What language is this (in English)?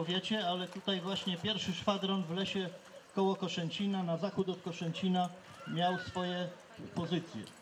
Polish